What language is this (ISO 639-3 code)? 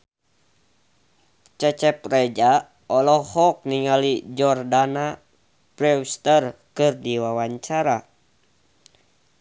sun